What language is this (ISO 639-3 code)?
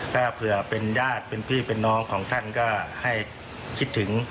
tha